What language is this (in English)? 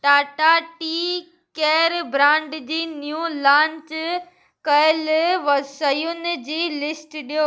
Sindhi